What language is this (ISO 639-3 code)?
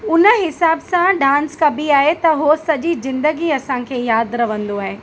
snd